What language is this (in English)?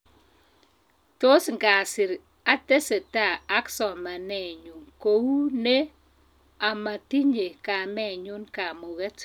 Kalenjin